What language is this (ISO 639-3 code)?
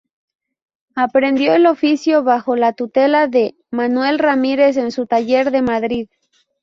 spa